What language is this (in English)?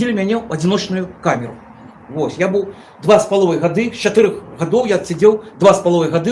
Russian